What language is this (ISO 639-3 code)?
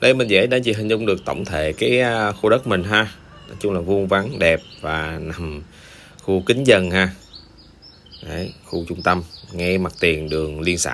vie